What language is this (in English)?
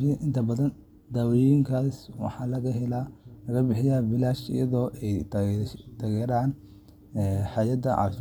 Somali